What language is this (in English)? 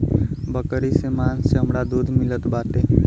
Bhojpuri